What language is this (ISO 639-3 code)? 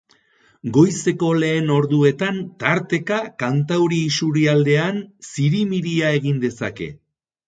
eus